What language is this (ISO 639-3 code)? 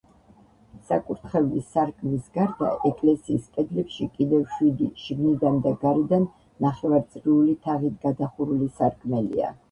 kat